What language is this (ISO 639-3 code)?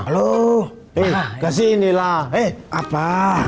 ind